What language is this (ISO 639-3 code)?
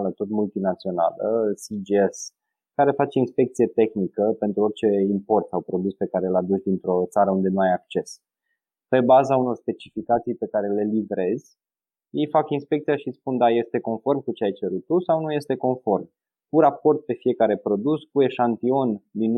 ron